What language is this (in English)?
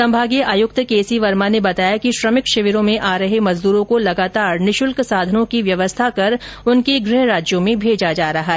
Hindi